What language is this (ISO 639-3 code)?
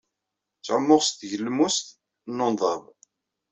kab